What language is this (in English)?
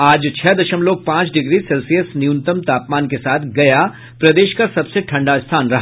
Hindi